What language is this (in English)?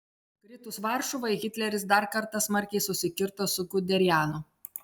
Lithuanian